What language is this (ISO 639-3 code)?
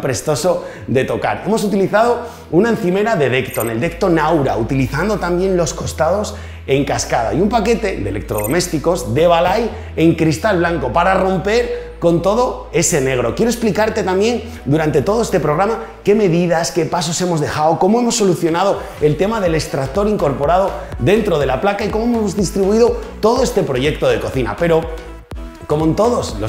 spa